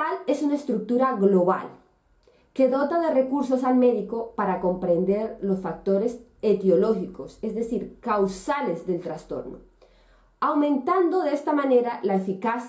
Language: Spanish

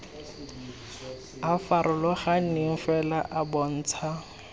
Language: Tswana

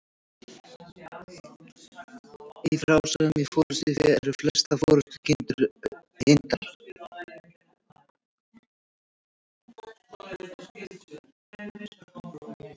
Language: Icelandic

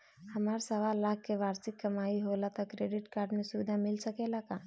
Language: Bhojpuri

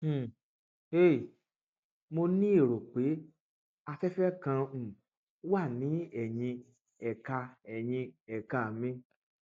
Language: Yoruba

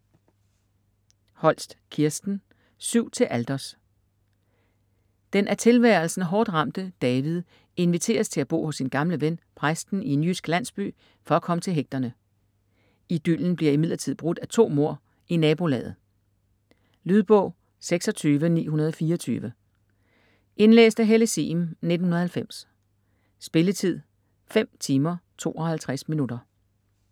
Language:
Danish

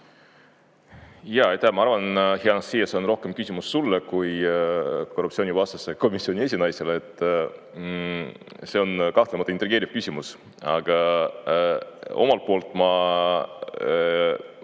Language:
Estonian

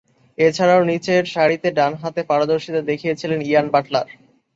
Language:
Bangla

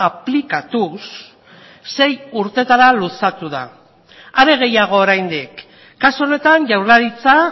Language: Basque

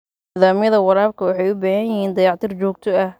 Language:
Somali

